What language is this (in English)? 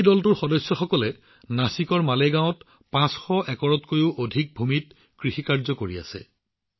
Assamese